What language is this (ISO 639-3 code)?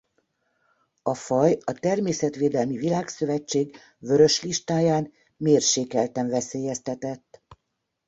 hun